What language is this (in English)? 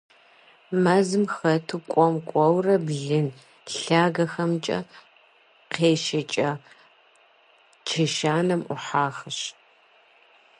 Kabardian